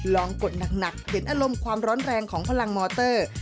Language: Thai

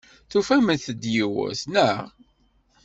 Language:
Kabyle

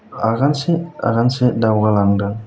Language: Bodo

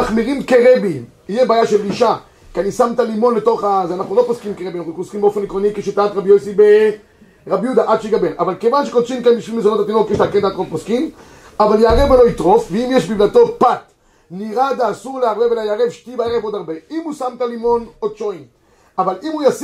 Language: Hebrew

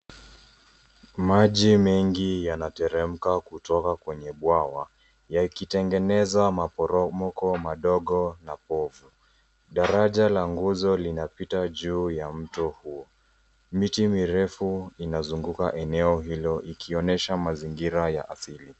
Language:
Swahili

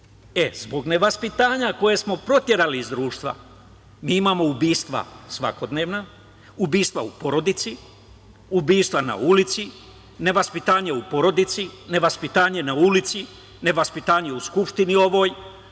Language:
Serbian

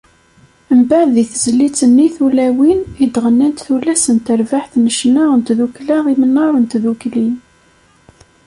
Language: Kabyle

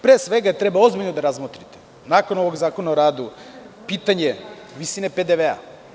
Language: Serbian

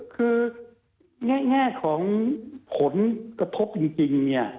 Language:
Thai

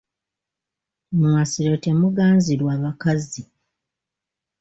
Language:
Ganda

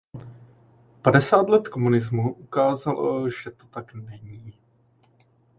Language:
Czech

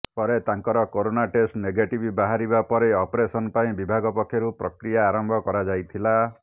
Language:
Odia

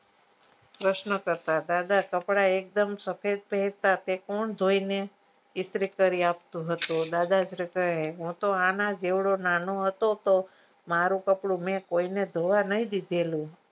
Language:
Gujarati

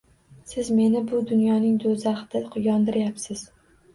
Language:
Uzbek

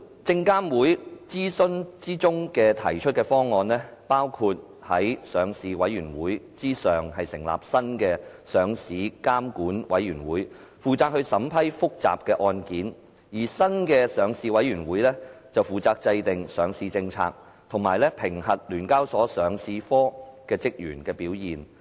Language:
Cantonese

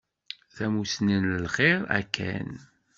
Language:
Kabyle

